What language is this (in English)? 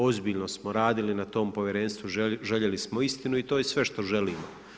Croatian